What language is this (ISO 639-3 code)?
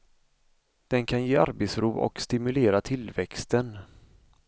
swe